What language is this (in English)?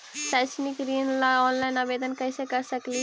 Magahi